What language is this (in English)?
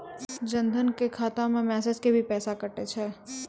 Maithili